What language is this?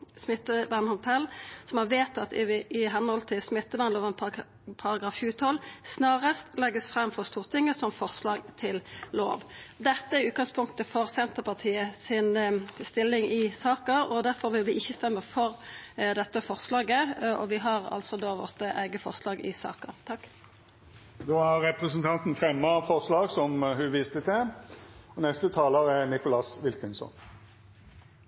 Norwegian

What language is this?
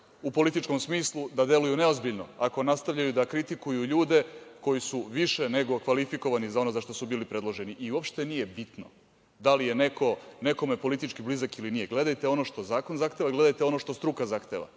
Serbian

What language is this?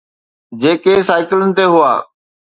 Sindhi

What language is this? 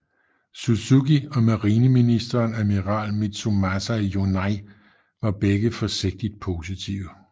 Danish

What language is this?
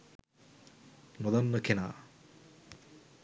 Sinhala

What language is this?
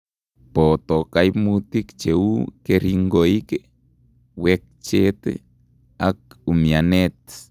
Kalenjin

